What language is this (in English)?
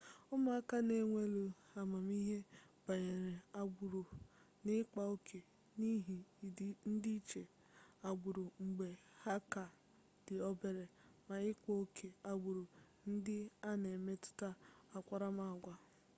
Igbo